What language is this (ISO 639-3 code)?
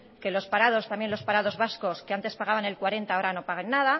spa